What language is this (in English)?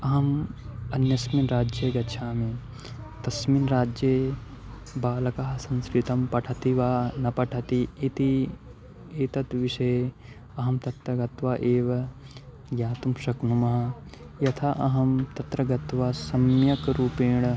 Sanskrit